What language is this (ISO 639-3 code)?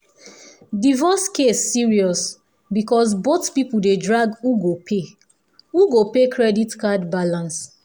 pcm